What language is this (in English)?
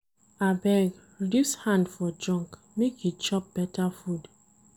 Nigerian Pidgin